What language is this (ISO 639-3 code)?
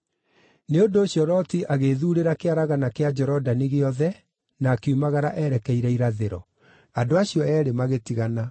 kik